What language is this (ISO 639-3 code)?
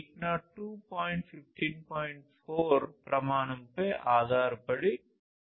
tel